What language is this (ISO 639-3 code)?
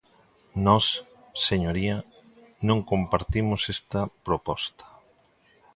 glg